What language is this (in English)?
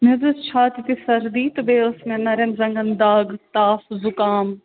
Kashmiri